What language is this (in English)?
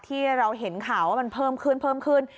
Thai